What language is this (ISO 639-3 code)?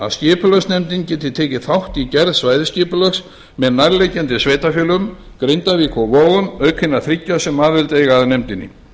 isl